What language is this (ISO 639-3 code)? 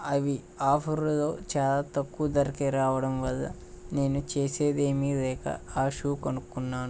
tel